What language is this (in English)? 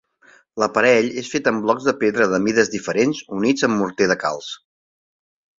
Catalan